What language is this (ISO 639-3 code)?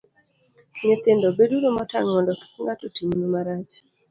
luo